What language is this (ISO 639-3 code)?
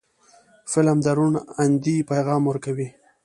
pus